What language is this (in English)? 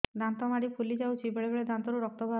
Odia